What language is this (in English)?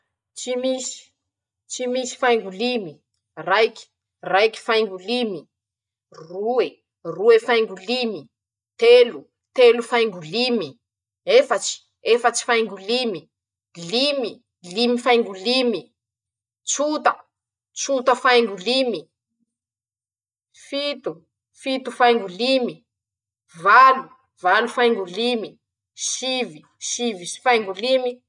Masikoro Malagasy